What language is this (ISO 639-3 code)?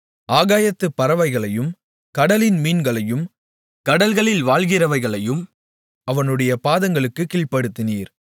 tam